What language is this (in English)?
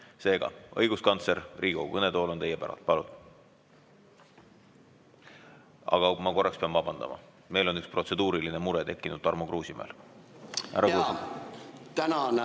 Estonian